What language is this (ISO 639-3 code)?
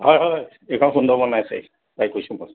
asm